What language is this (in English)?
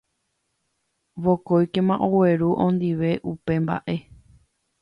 Guarani